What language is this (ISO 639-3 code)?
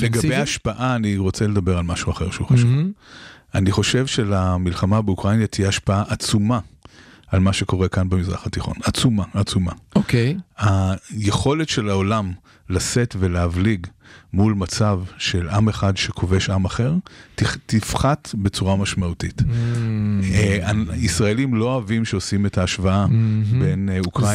heb